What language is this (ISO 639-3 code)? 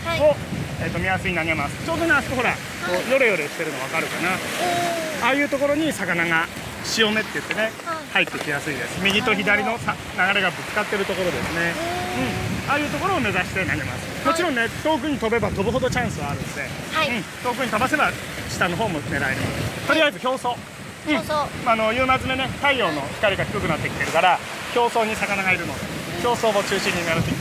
jpn